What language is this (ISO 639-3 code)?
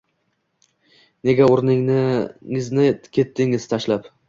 uzb